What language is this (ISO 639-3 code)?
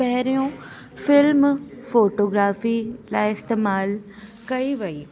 snd